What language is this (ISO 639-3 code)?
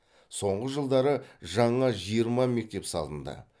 kaz